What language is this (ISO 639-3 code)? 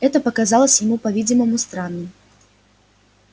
rus